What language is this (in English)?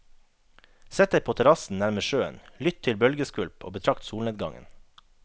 Norwegian